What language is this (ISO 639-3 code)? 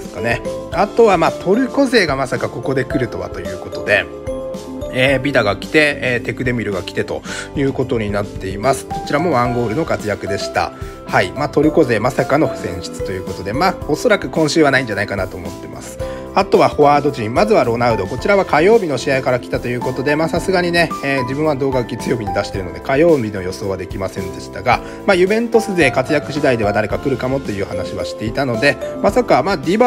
jpn